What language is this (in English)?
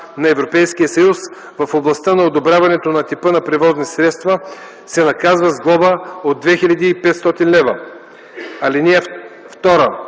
Bulgarian